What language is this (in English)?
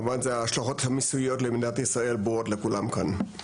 Hebrew